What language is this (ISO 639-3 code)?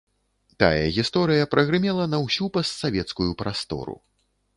bel